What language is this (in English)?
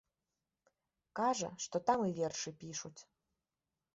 Belarusian